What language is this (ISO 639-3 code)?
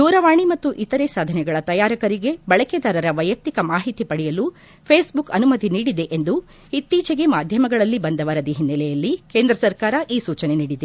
kan